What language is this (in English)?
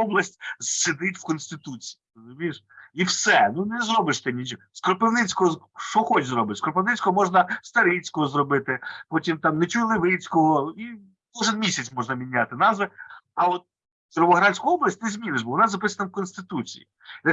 Ukrainian